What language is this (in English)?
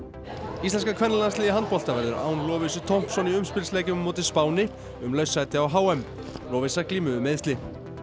Icelandic